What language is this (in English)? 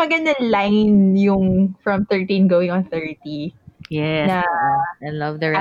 Filipino